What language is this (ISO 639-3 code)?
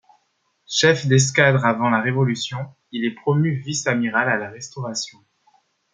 fra